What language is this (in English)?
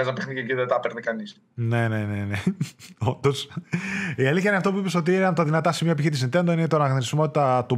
Greek